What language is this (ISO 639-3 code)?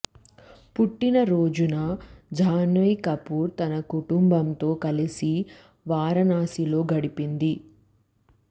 tel